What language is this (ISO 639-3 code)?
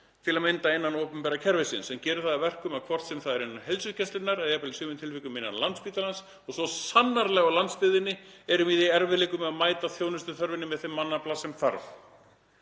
isl